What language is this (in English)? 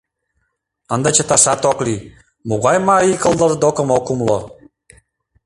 Mari